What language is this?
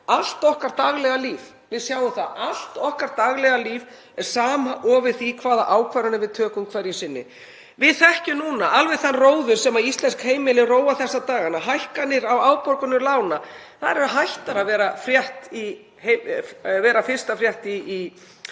Icelandic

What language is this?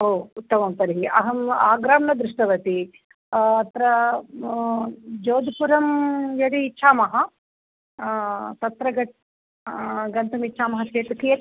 Sanskrit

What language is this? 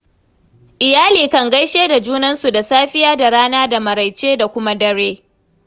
Hausa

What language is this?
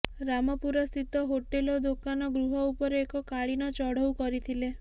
Odia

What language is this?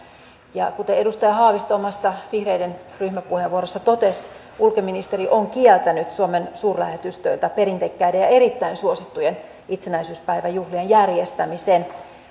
Finnish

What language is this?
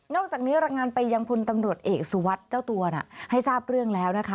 Thai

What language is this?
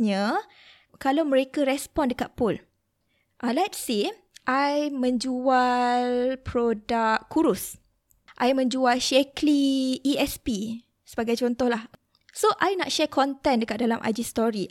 Malay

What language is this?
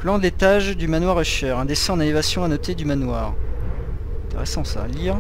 French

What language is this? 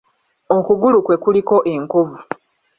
Ganda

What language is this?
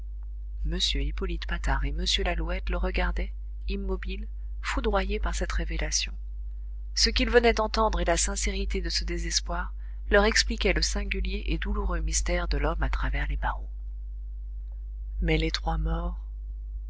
French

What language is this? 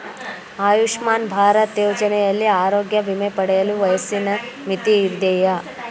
Kannada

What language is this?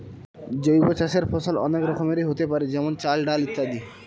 Bangla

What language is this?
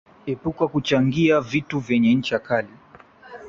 Swahili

